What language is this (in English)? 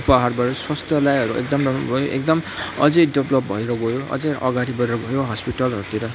Nepali